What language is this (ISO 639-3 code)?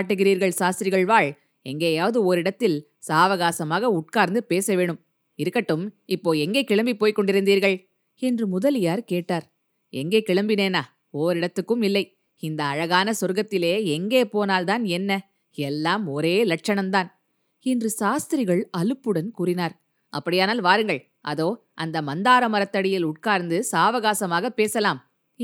tam